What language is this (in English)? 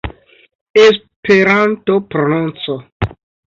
Esperanto